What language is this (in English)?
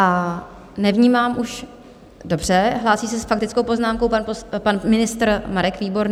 Czech